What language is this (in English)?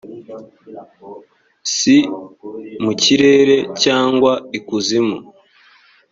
Kinyarwanda